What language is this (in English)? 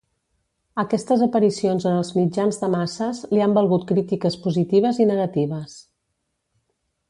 Catalan